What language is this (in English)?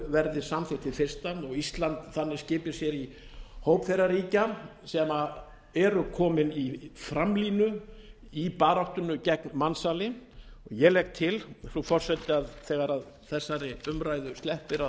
Icelandic